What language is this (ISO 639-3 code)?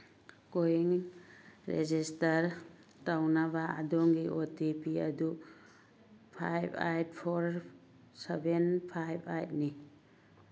mni